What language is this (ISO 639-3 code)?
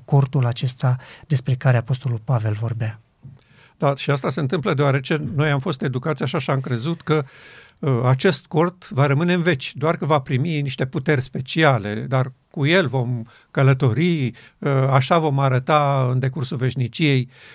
ron